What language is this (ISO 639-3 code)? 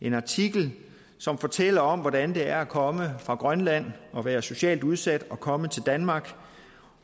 dan